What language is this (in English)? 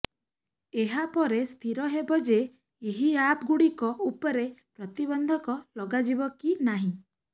Odia